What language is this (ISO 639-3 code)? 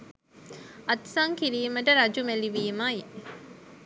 sin